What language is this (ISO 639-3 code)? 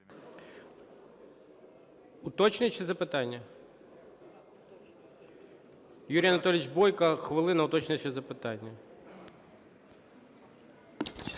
ukr